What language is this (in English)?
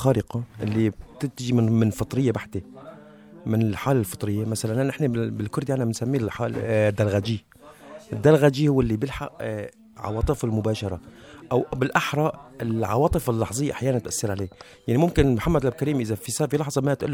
Arabic